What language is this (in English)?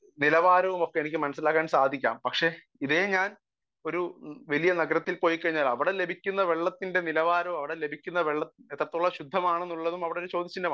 Malayalam